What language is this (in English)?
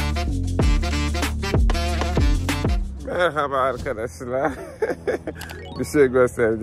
Turkish